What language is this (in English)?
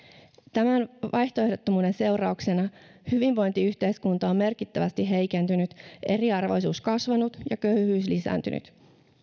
Finnish